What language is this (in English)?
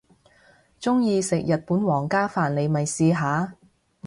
Cantonese